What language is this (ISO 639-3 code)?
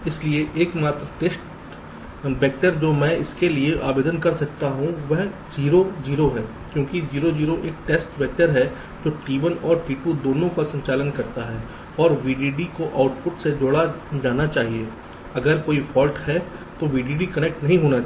hin